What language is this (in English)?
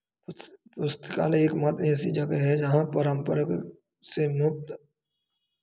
Hindi